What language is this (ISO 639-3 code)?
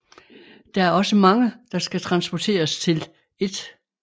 dan